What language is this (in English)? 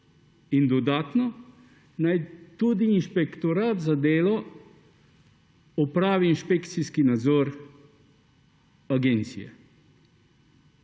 Slovenian